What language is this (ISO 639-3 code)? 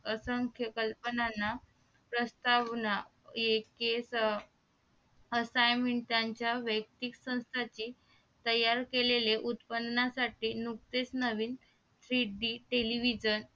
mar